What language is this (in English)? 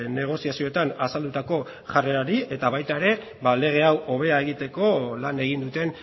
Basque